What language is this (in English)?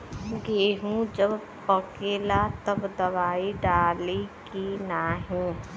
Bhojpuri